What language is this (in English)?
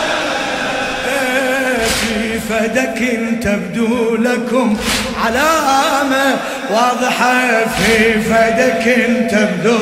Arabic